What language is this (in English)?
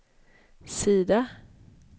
Swedish